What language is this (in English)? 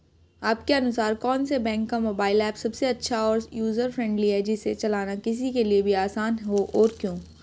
Hindi